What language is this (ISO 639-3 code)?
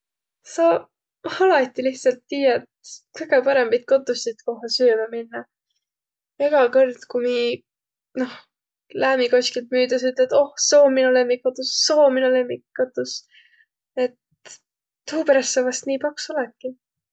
vro